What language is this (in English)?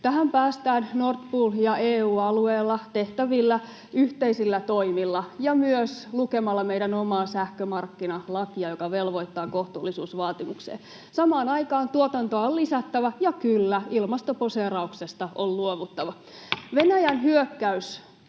Finnish